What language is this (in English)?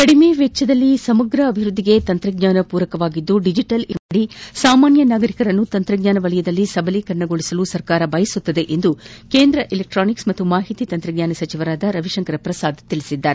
Kannada